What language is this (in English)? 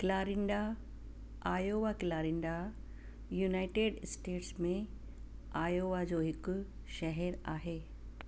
Sindhi